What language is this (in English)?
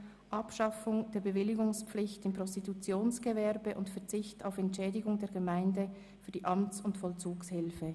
Swiss German